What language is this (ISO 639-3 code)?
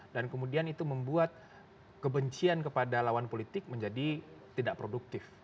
ind